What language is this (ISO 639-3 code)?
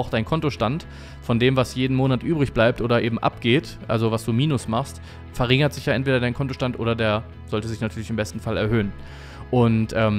deu